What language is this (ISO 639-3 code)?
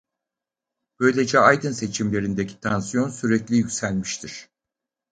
tur